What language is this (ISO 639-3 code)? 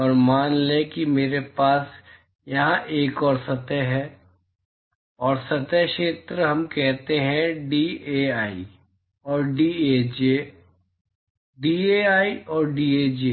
hin